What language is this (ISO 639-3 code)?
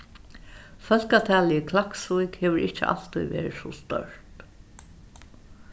fao